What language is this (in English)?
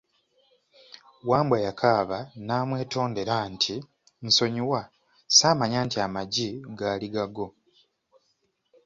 Ganda